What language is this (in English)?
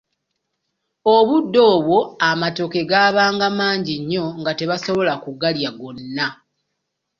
Ganda